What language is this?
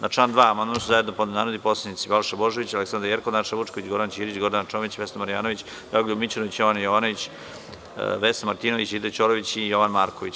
Serbian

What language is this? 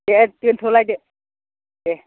Bodo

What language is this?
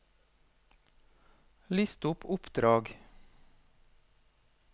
Norwegian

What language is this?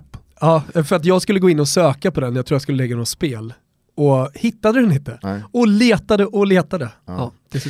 Swedish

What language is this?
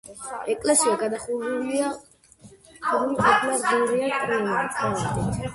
Georgian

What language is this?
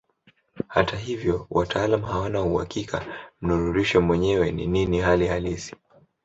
Swahili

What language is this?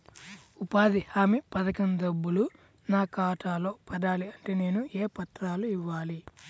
Telugu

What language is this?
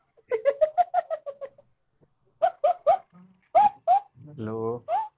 Marathi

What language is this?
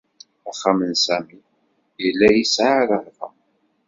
Kabyle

